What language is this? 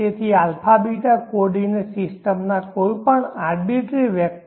Gujarati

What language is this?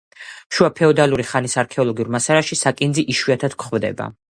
Georgian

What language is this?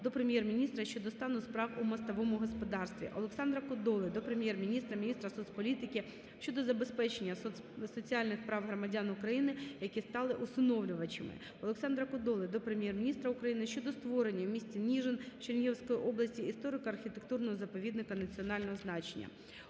Ukrainian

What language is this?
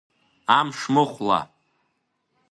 Abkhazian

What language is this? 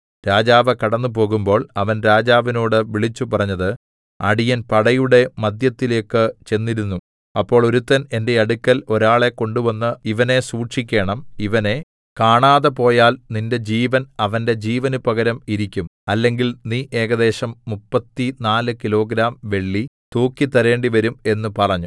Malayalam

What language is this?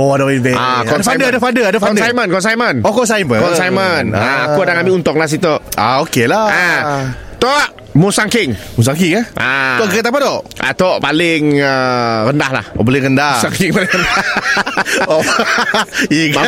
Malay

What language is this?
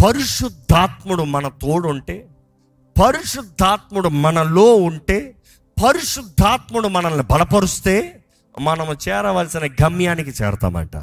Telugu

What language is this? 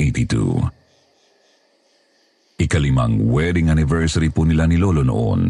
Filipino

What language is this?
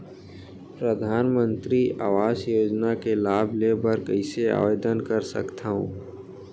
Chhattisgarhi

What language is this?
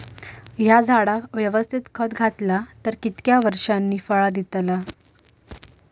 Marathi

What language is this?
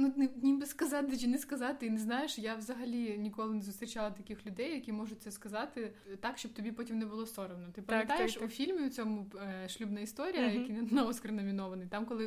Ukrainian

